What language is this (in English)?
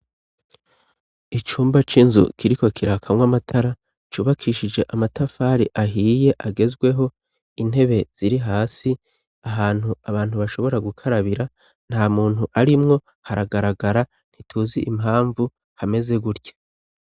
Rundi